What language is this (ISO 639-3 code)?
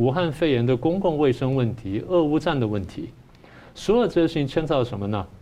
zho